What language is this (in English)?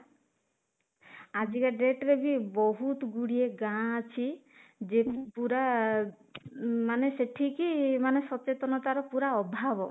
Odia